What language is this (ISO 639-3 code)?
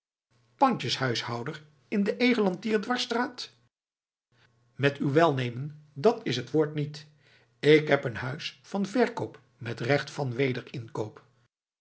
nld